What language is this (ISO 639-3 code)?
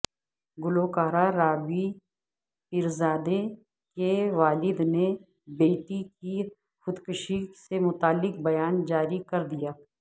urd